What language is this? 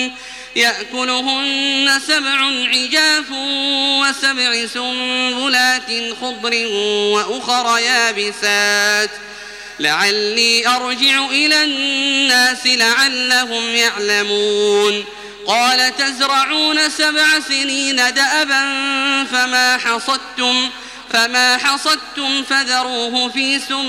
Arabic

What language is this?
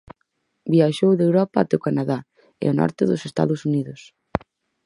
Galician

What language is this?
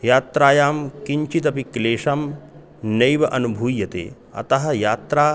Sanskrit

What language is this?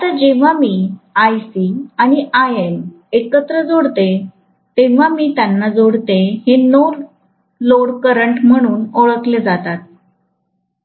Marathi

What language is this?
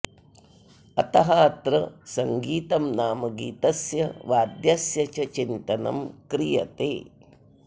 Sanskrit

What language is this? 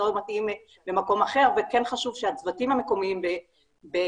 Hebrew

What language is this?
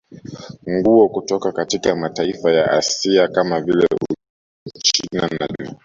Swahili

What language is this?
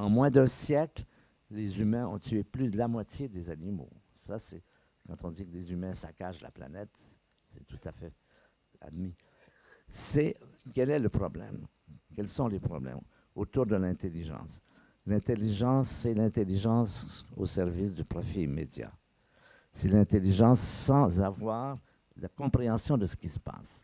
French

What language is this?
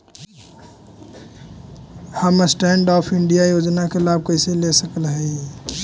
Magahi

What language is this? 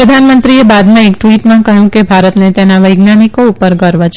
Gujarati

